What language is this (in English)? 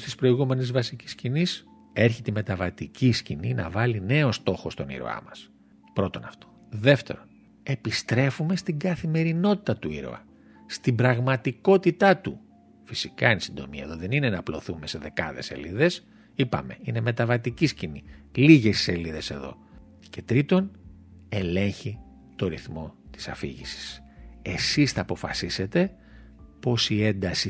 Greek